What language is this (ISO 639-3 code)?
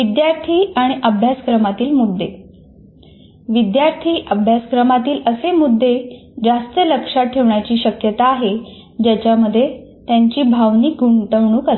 mar